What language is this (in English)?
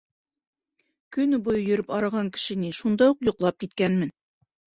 Bashkir